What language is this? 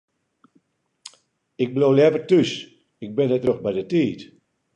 Western Frisian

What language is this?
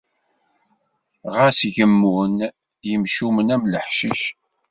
Kabyle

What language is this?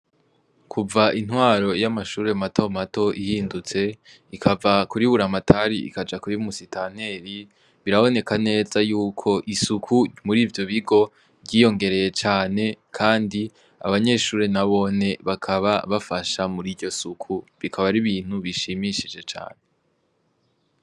Rundi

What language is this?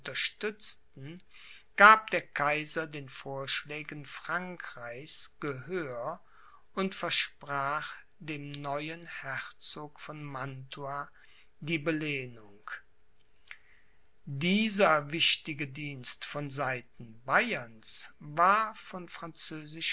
German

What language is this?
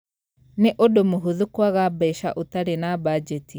Kikuyu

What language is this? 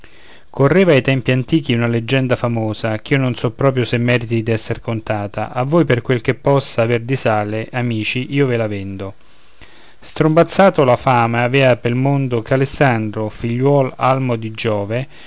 Italian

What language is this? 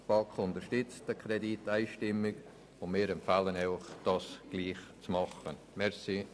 Swiss German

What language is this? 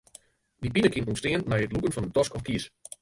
Western Frisian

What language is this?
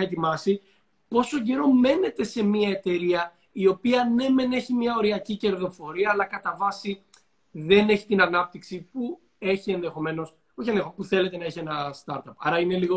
Greek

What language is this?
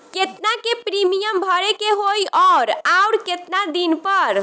Bhojpuri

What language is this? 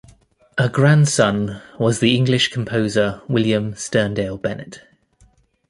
English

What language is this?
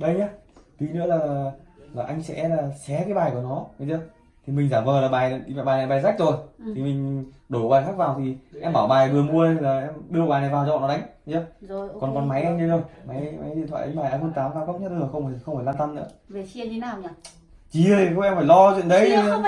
Vietnamese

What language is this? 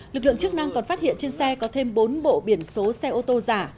Vietnamese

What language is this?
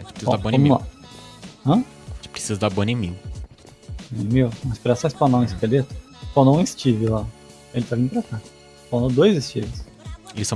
Portuguese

